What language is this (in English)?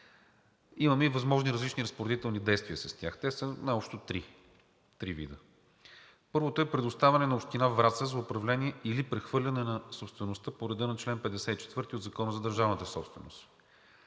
Bulgarian